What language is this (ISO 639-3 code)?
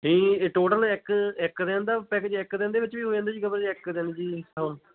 pan